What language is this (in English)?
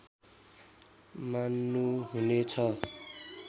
Nepali